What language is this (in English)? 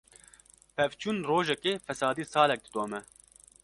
Kurdish